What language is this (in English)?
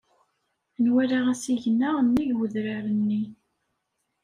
Kabyle